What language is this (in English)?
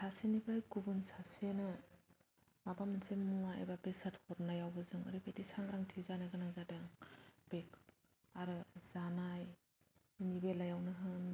Bodo